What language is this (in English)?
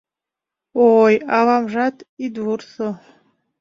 Mari